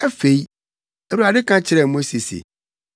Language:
Akan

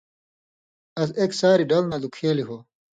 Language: Indus Kohistani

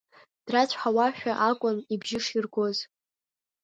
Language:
Abkhazian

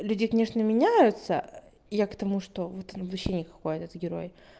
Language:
Russian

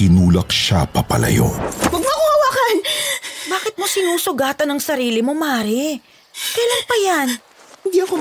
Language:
Filipino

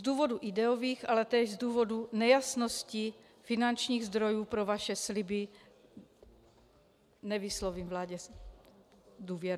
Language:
Czech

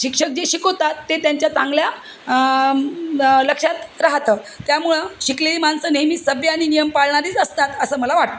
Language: Marathi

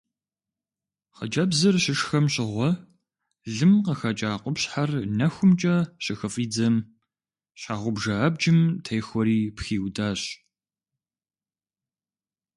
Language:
Kabardian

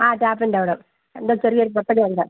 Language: Malayalam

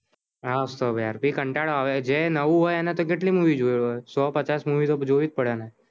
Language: Gujarati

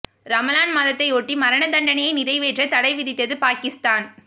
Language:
Tamil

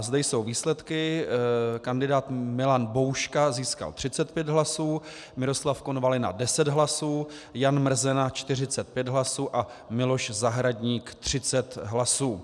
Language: Czech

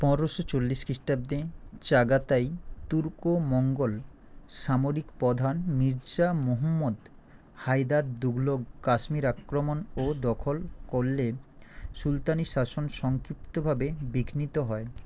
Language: Bangla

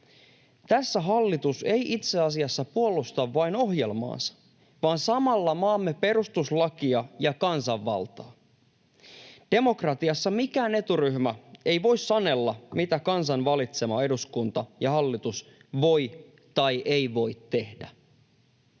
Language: Finnish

